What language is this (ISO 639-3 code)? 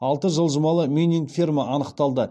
kaz